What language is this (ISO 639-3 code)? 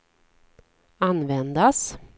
swe